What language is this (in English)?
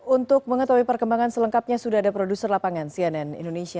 Indonesian